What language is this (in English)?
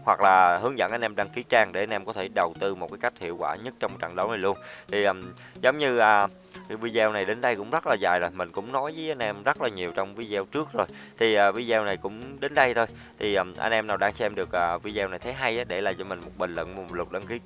Vietnamese